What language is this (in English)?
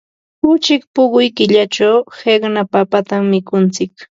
Ambo-Pasco Quechua